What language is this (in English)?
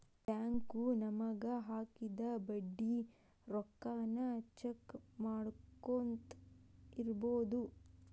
Kannada